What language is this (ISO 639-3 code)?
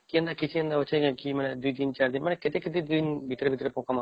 ori